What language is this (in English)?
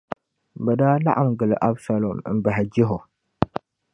Dagbani